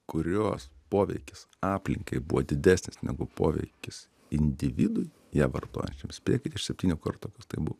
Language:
Lithuanian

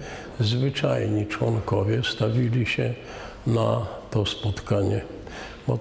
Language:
Polish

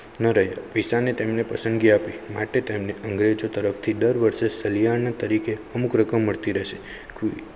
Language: Gujarati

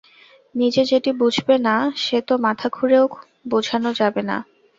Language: Bangla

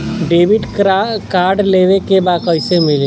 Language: Bhojpuri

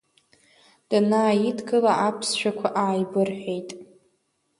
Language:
Abkhazian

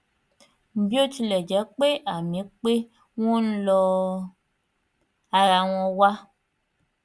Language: Yoruba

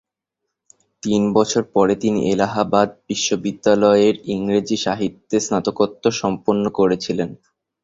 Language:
Bangla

